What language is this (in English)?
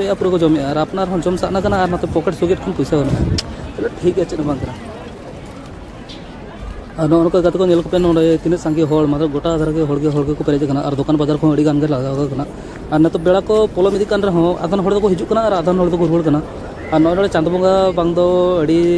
Indonesian